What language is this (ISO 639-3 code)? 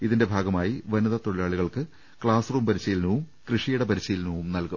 mal